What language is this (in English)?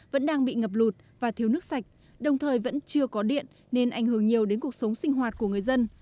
Vietnamese